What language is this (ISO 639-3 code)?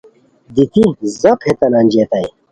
khw